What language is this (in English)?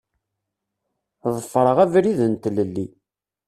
Kabyle